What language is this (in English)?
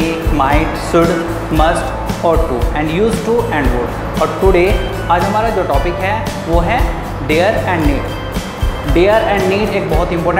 Hindi